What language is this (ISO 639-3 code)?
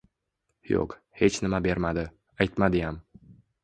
uzb